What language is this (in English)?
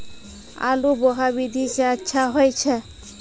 Maithili